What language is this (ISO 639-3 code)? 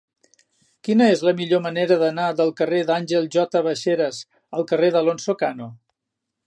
cat